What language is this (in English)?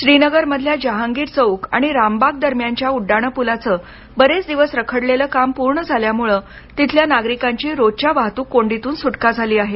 Marathi